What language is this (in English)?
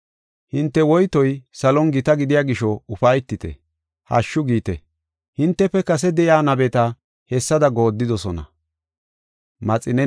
Gofa